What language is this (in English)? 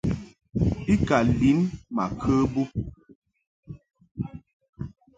Mungaka